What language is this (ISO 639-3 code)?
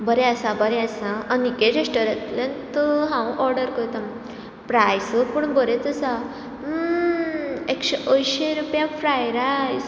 kok